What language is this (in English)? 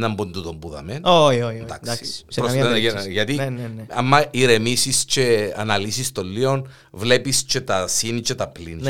Greek